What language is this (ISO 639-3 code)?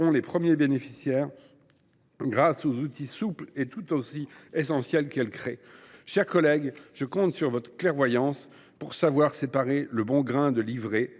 fra